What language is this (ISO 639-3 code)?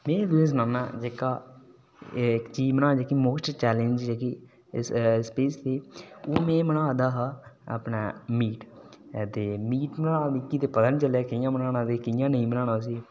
doi